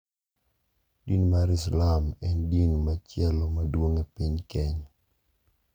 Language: Luo (Kenya and Tanzania)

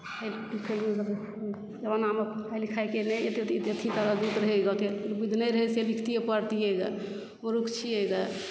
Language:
Maithili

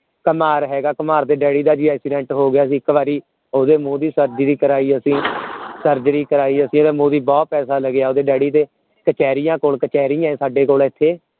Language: Punjabi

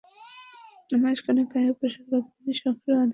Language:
Bangla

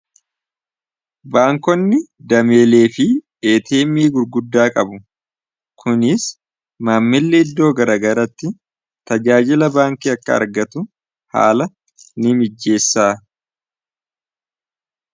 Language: Oromo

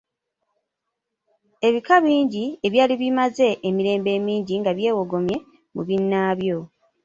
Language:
Ganda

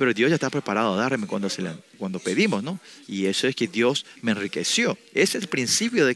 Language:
Spanish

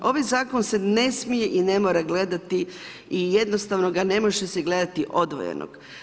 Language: Croatian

